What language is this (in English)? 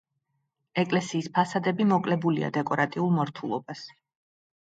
Georgian